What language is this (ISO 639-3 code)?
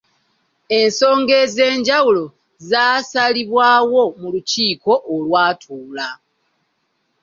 lug